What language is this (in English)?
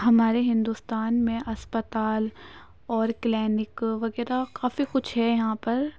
Urdu